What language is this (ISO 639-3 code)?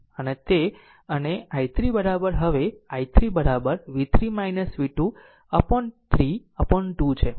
guj